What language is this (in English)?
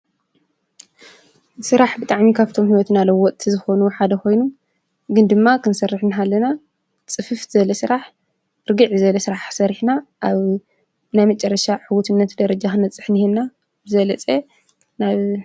Tigrinya